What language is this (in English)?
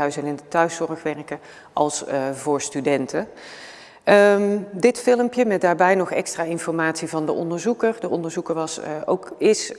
Dutch